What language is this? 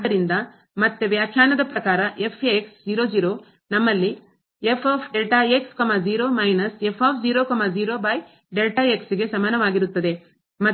Kannada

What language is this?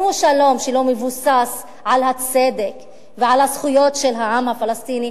Hebrew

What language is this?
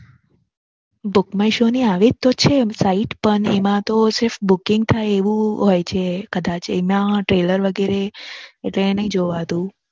Gujarati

